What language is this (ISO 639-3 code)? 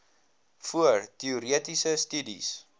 afr